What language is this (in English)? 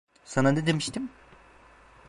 Turkish